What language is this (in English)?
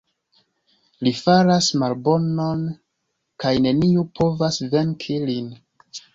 Esperanto